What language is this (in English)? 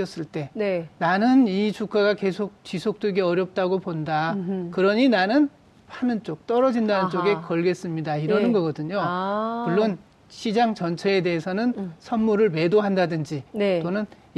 Korean